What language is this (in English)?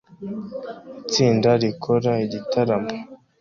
Kinyarwanda